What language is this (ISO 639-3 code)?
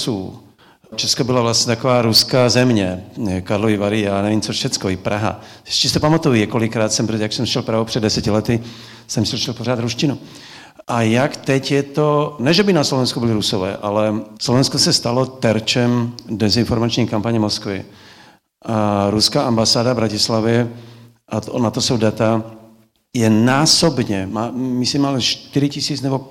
ces